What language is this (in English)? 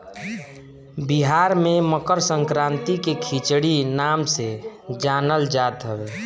Bhojpuri